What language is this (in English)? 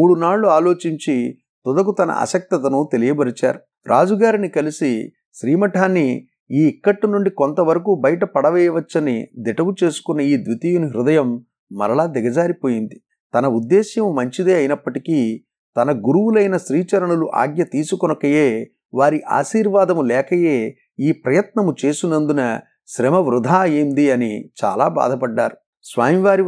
Telugu